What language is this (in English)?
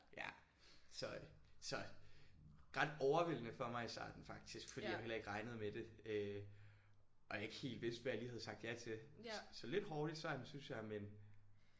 Danish